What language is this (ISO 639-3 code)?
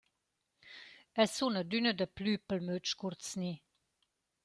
roh